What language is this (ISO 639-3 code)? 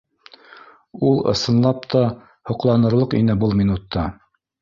bak